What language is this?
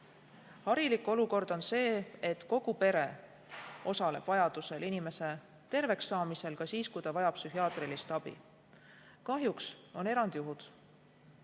Estonian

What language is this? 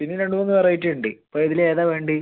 Malayalam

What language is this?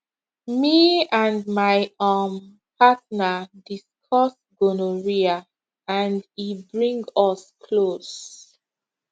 Nigerian Pidgin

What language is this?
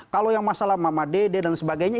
Indonesian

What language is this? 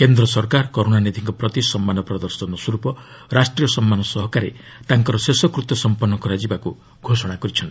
Odia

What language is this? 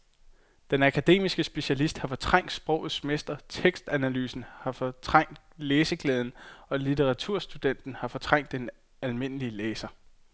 Danish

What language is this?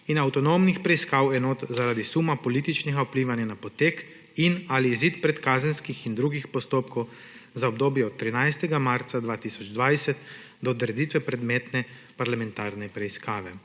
Slovenian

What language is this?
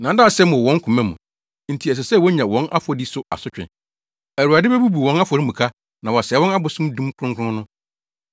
Akan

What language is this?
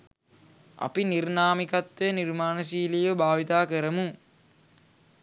Sinhala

